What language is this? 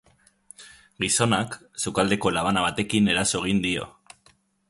Basque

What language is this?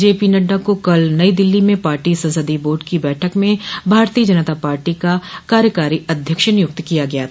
Hindi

